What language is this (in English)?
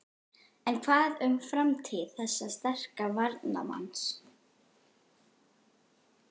Icelandic